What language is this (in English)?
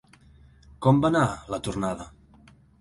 Catalan